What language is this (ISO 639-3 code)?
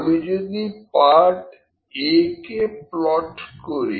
ben